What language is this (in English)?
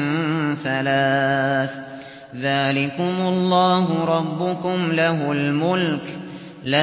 Arabic